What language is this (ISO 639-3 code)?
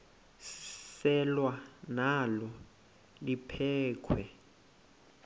xho